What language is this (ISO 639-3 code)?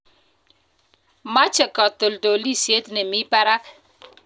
kln